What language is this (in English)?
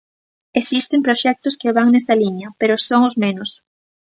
Galician